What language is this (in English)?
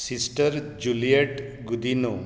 Konkani